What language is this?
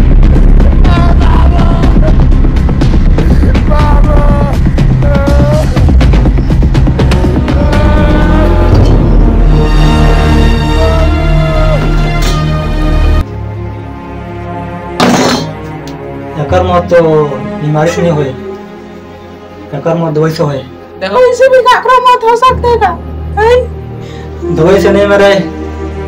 Hindi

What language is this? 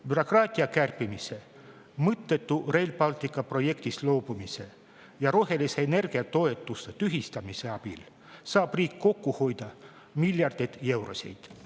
Estonian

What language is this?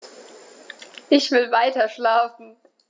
German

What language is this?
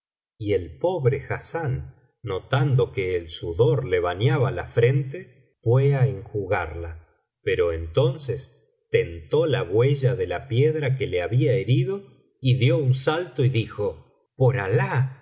Spanish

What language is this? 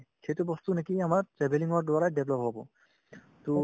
Assamese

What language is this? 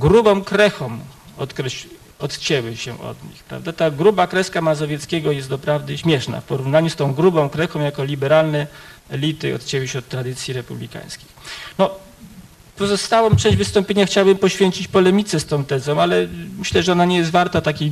Polish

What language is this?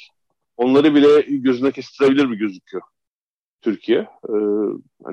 Turkish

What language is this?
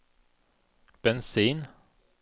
Swedish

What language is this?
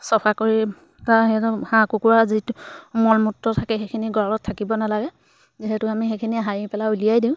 Assamese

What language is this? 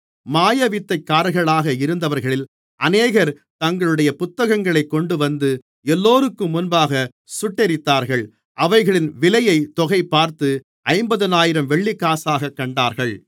Tamil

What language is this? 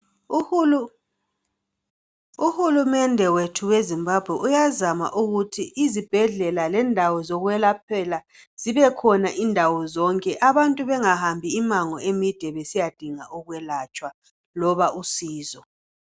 North Ndebele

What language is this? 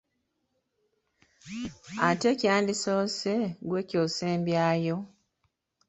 Ganda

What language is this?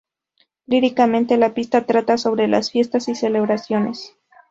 Spanish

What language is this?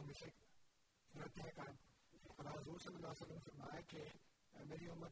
Urdu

